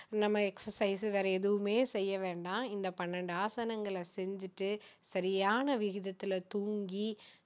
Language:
Tamil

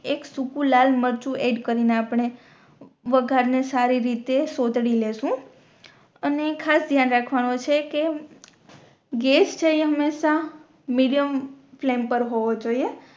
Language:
Gujarati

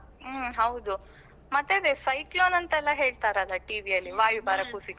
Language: Kannada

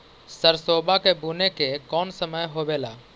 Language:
Magahi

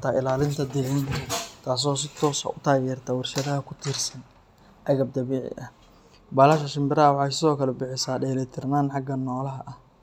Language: Somali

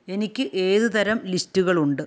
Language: Malayalam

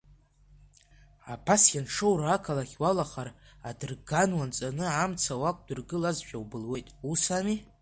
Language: Abkhazian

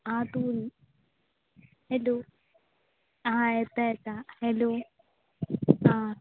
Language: Konkani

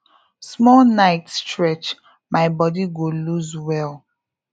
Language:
Nigerian Pidgin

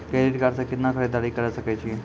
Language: Maithili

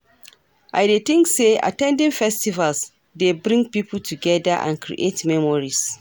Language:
Nigerian Pidgin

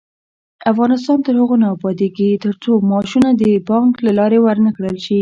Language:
Pashto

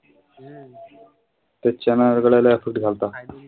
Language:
Marathi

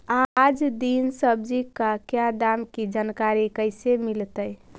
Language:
Magahi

